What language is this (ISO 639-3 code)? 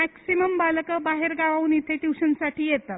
mar